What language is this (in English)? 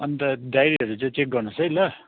Nepali